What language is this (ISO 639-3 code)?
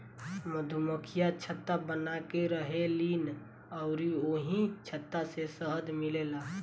bho